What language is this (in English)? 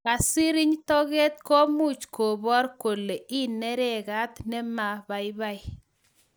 Kalenjin